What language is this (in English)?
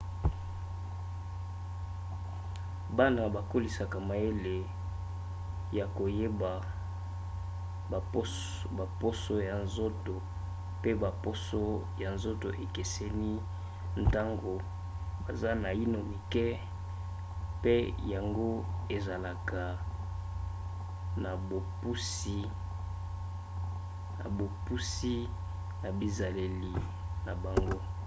Lingala